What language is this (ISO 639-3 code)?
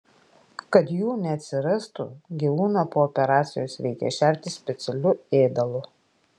lit